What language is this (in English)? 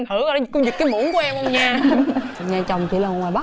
Vietnamese